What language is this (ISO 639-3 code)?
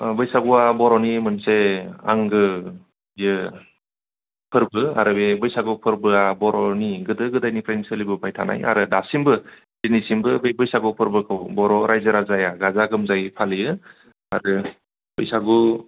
brx